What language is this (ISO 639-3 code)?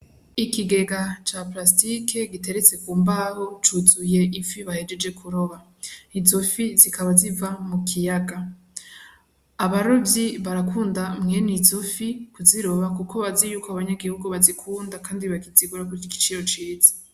run